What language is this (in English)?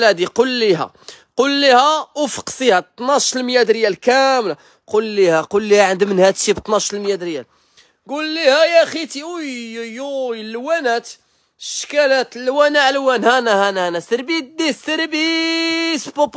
Arabic